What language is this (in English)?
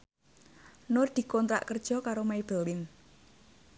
Javanese